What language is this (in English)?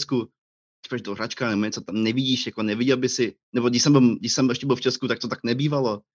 Czech